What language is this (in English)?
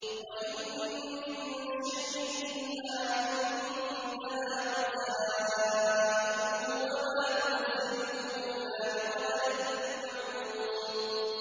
Arabic